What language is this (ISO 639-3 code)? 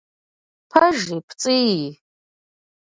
kbd